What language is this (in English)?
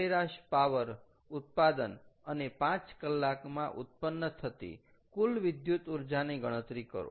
Gujarati